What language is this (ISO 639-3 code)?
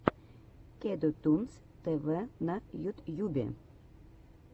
rus